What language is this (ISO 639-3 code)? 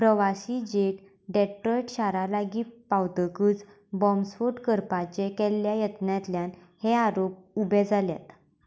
kok